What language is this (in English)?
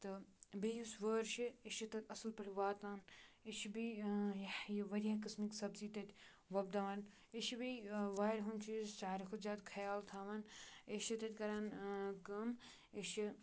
Kashmiri